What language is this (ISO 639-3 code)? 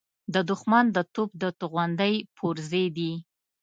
pus